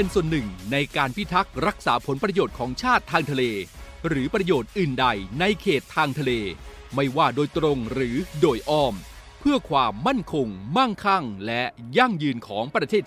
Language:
Thai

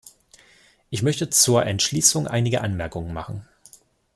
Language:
German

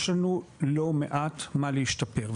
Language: Hebrew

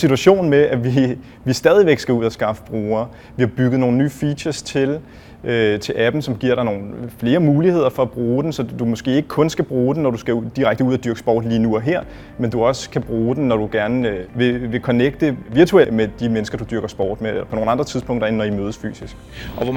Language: Danish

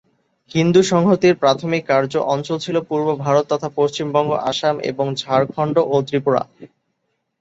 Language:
Bangla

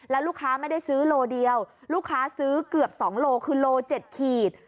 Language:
Thai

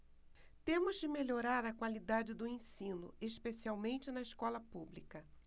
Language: Portuguese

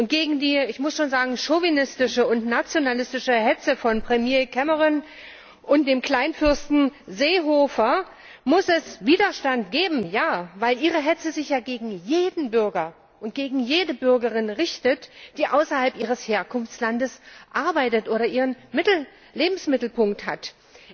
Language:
German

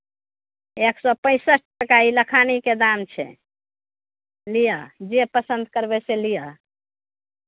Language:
Maithili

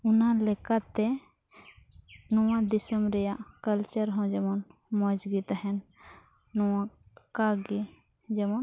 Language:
Santali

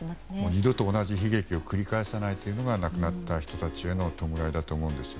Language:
Japanese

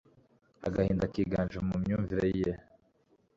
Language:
Kinyarwanda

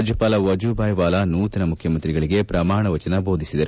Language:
Kannada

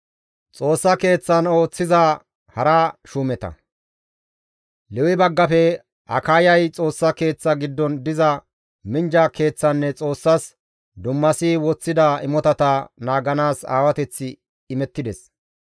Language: Gamo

